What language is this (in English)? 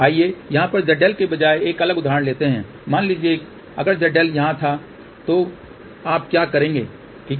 Hindi